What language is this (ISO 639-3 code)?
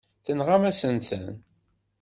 kab